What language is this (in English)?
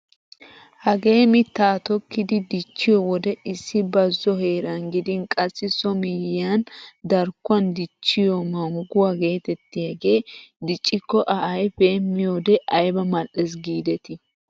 Wolaytta